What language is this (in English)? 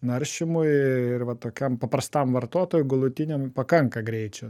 Lithuanian